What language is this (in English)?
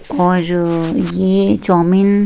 Hindi